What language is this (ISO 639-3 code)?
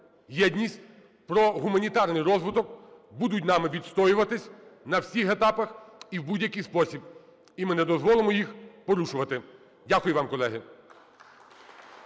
ukr